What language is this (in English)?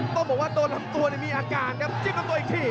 Thai